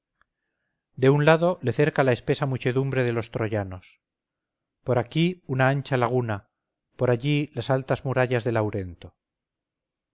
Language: Spanish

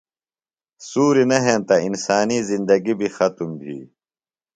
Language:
Phalura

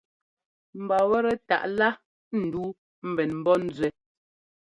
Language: Ngomba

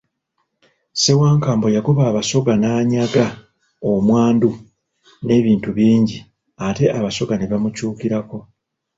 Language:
Ganda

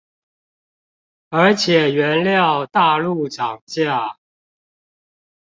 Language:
Chinese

